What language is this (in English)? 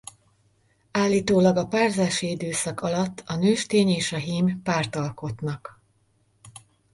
Hungarian